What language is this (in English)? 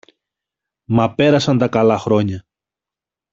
Greek